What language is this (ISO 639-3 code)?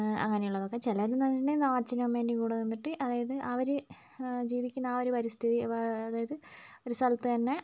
mal